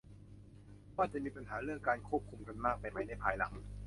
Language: Thai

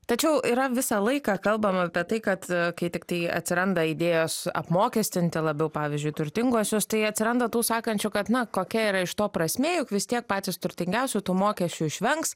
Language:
Lithuanian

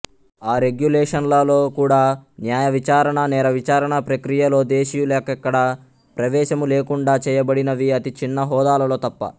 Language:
Telugu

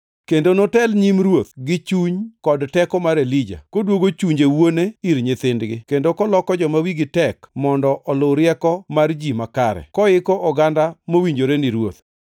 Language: Luo (Kenya and Tanzania)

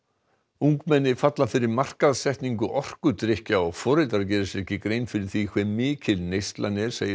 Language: Icelandic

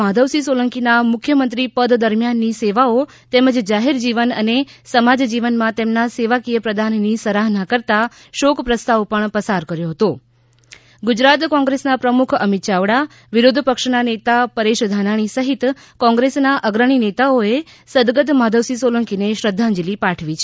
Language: Gujarati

